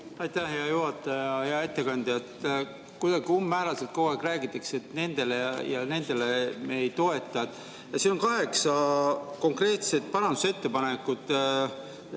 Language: Estonian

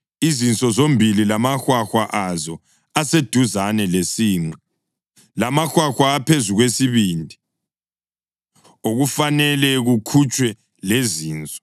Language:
North Ndebele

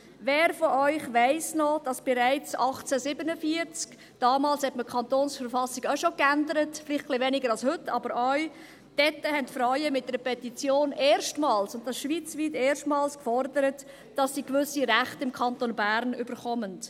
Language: Swiss German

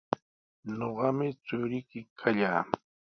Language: Sihuas Ancash Quechua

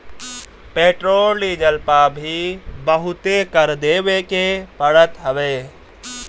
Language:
Bhojpuri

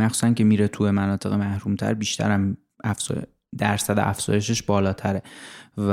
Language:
Persian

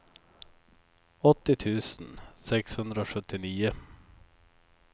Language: Swedish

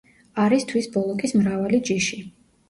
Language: Georgian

